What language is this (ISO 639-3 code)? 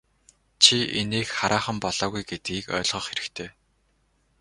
mon